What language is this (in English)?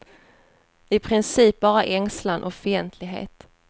Swedish